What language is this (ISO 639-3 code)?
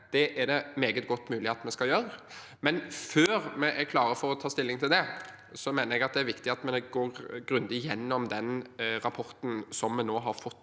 nor